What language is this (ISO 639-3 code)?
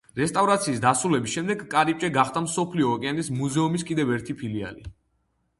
kat